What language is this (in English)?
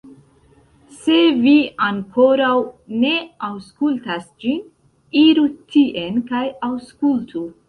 Esperanto